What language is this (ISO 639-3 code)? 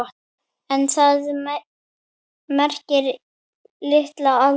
isl